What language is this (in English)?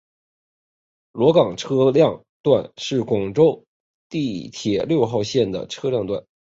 Chinese